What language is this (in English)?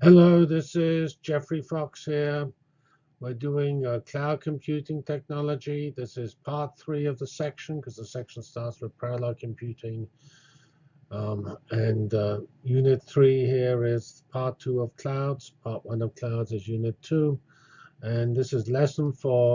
English